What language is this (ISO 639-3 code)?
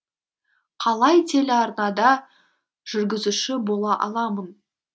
kaz